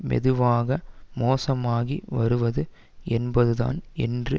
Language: Tamil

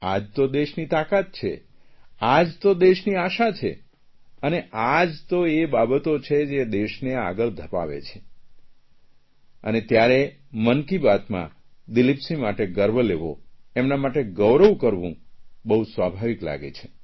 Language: Gujarati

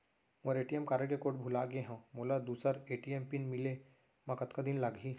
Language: Chhattisgarhi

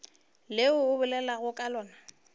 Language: Northern Sotho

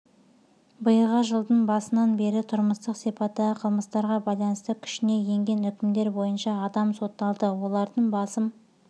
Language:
Kazakh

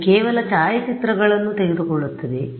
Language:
Kannada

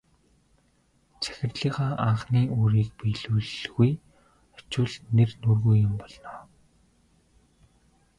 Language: Mongolian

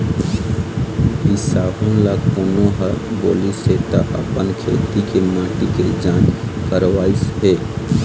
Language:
Chhattisgarhi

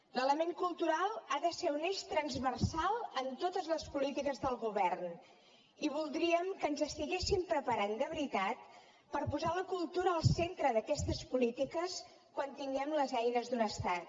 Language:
Catalan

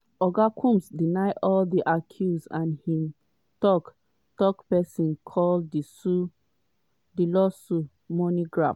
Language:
Nigerian Pidgin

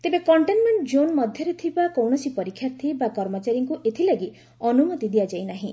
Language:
Odia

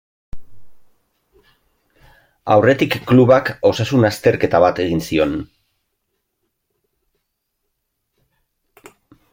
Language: Basque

